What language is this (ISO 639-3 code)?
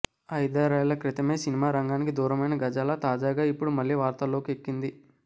tel